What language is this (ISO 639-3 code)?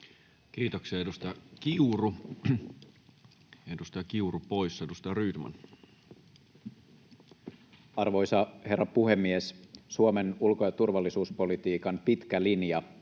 fin